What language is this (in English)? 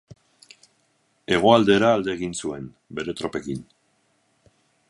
Basque